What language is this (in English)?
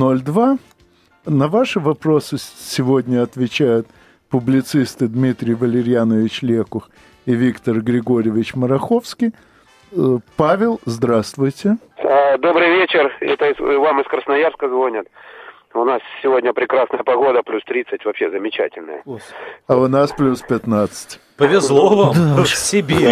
Russian